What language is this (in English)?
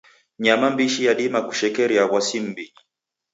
Taita